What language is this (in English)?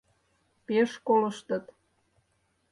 Mari